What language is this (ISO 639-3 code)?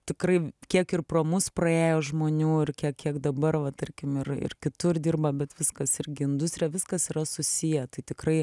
lit